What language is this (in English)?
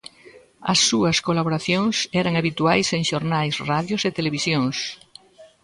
Galician